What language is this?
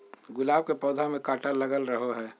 Magahi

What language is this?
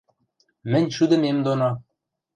Western Mari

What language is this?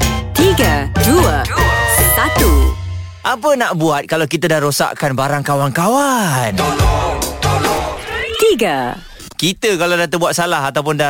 Malay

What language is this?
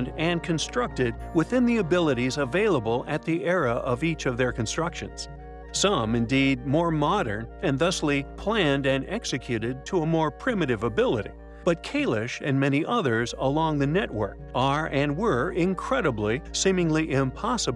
English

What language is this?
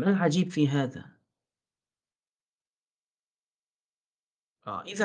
Arabic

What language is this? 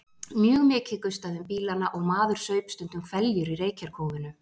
Icelandic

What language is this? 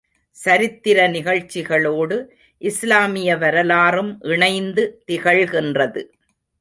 Tamil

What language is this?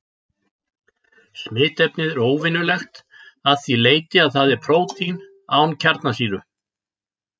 Icelandic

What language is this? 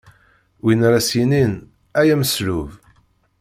Kabyle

